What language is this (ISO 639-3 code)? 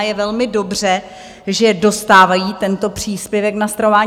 ces